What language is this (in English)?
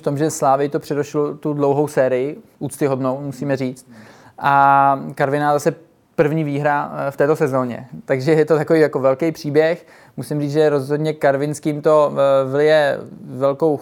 Czech